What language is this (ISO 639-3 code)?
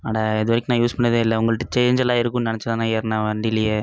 tam